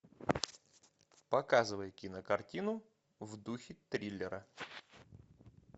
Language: Russian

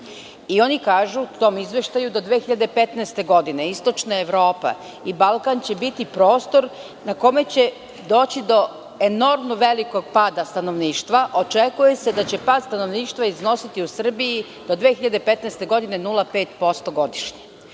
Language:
Serbian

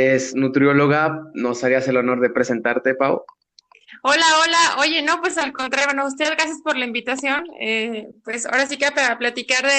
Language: Spanish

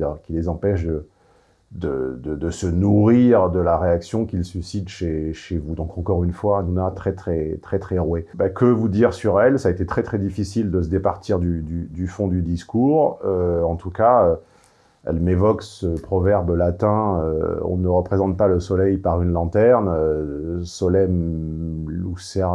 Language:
French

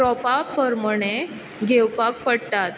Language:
Konkani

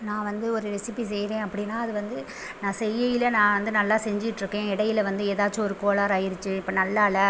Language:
Tamil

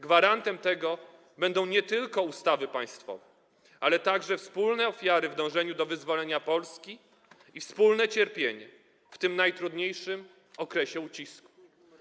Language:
Polish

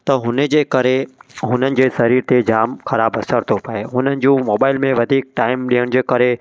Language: Sindhi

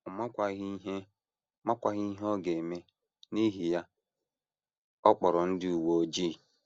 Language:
Igbo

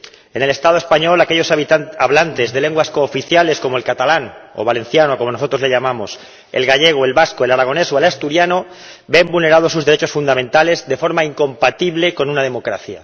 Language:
Spanish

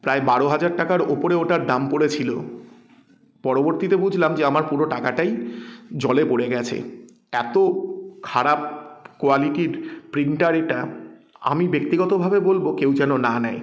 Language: Bangla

